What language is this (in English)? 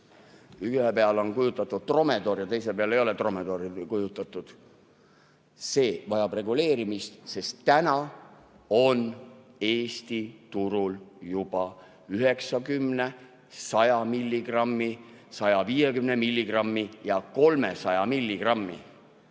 Estonian